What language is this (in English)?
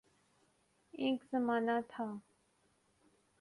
Urdu